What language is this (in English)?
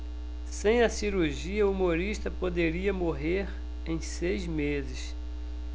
Portuguese